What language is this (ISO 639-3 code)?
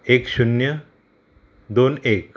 kok